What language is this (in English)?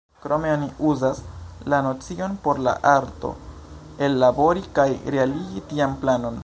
Esperanto